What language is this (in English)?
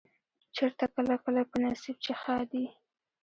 Pashto